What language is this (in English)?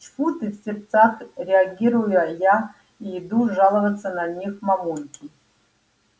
Russian